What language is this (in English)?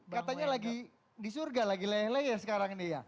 Indonesian